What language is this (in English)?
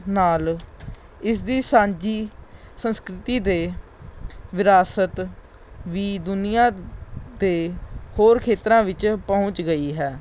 Punjabi